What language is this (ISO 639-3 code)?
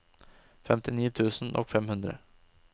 nor